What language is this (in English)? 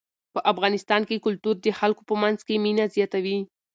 Pashto